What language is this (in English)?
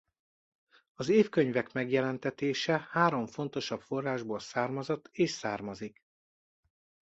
Hungarian